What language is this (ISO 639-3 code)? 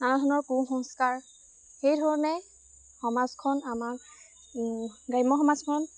asm